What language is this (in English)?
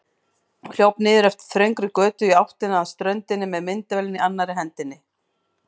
Icelandic